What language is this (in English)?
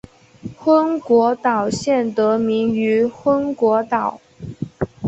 Chinese